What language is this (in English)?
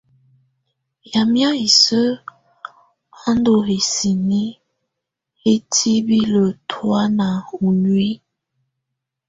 Tunen